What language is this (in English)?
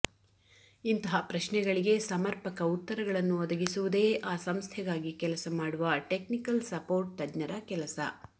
Kannada